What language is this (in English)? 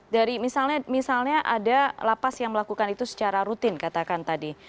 Indonesian